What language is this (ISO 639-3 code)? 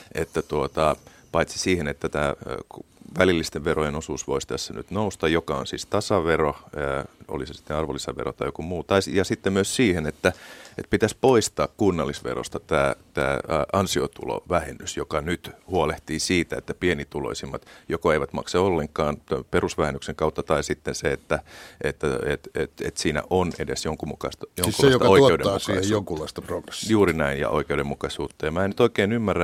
fin